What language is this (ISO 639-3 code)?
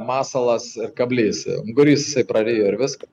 lit